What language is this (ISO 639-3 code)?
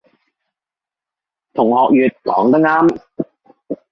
yue